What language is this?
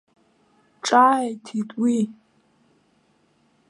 Abkhazian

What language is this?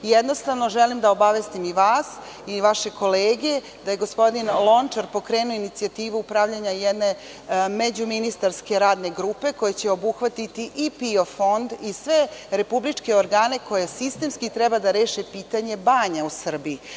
Serbian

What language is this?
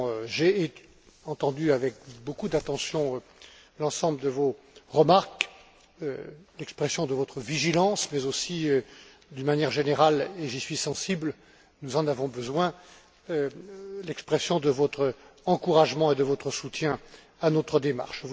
French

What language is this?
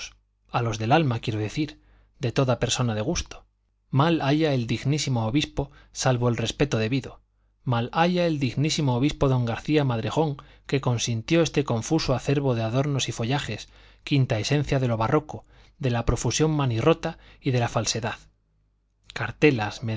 Spanish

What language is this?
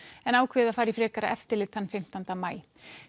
Icelandic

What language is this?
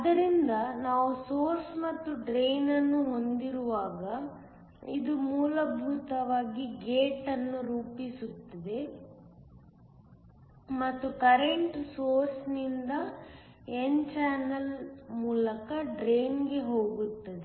Kannada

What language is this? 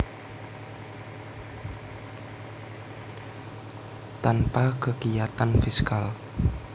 Javanese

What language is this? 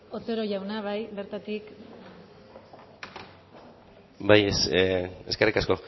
Basque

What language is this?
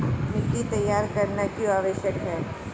Hindi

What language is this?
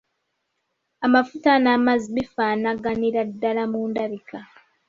Ganda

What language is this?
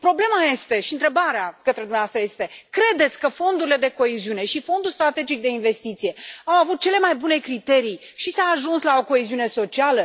Romanian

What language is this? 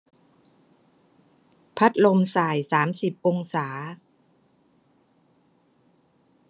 Thai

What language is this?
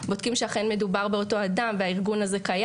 Hebrew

